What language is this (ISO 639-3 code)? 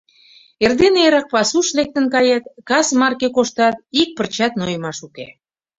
chm